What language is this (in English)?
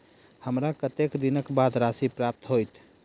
Maithili